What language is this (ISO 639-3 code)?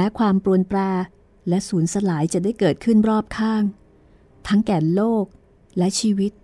tha